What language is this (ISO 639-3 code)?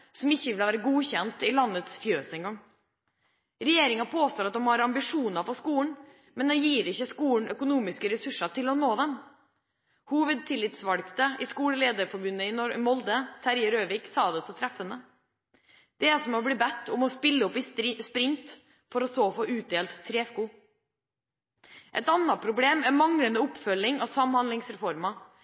nob